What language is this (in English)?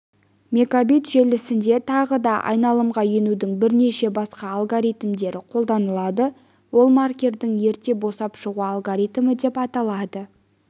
Kazakh